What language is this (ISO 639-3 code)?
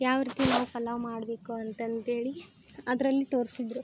kan